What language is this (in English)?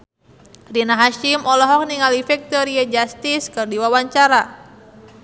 Sundanese